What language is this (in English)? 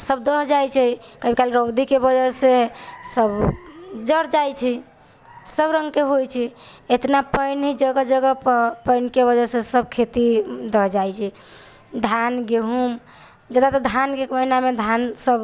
Maithili